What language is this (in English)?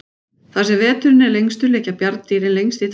Icelandic